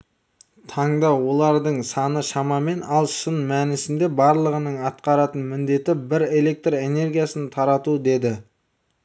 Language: Kazakh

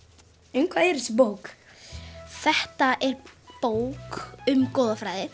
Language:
Icelandic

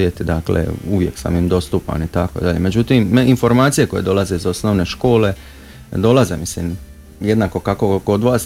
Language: Croatian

